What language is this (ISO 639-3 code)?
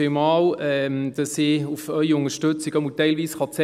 gsw